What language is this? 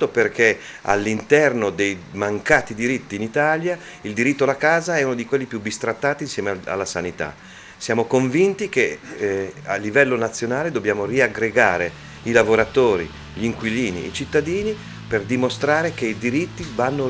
Italian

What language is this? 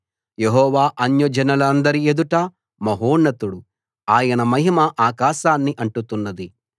Telugu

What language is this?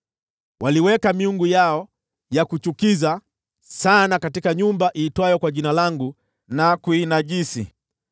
Swahili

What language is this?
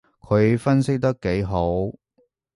Cantonese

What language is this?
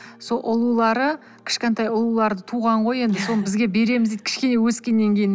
Kazakh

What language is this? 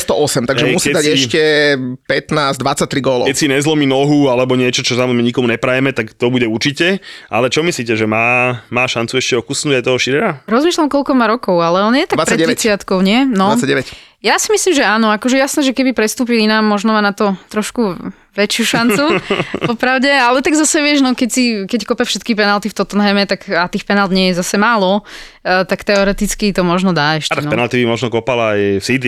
Slovak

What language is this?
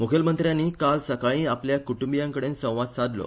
Konkani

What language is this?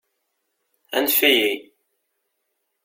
Kabyle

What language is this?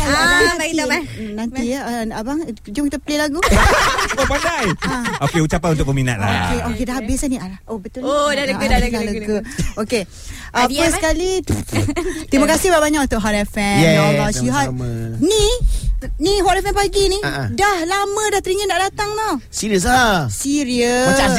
Malay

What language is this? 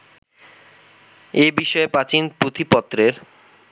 Bangla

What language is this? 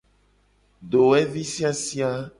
Gen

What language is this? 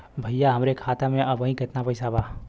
Bhojpuri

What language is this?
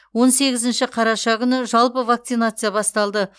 Kazakh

